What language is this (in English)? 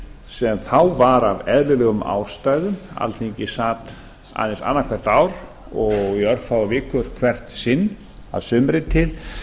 Icelandic